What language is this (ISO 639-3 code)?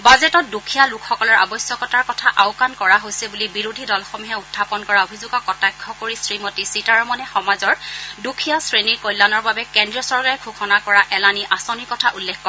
asm